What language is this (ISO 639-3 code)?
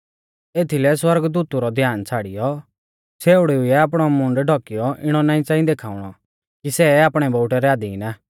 bfz